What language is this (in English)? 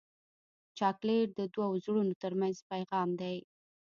Pashto